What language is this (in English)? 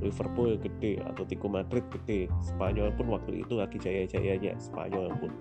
Indonesian